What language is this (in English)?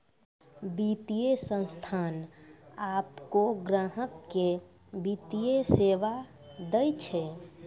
Maithili